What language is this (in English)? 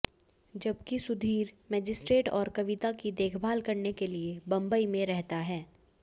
Hindi